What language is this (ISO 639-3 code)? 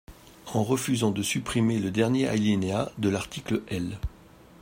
fra